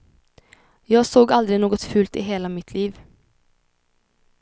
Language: Swedish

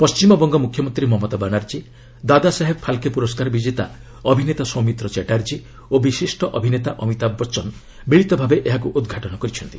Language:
Odia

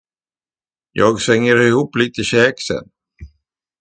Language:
Swedish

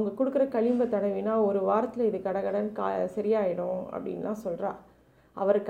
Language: Tamil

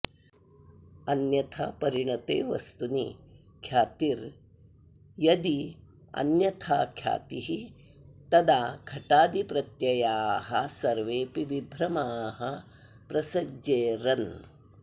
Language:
Sanskrit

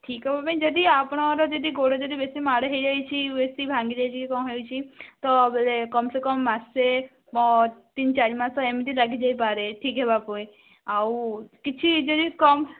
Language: Odia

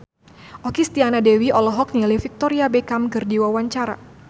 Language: Sundanese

